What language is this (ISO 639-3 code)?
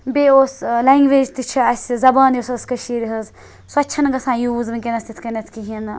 kas